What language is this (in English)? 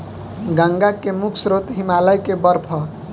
Bhojpuri